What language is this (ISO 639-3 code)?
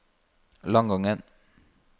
nor